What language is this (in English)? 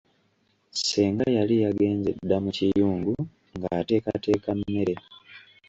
Ganda